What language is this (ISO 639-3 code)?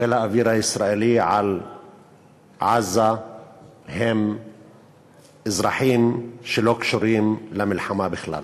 heb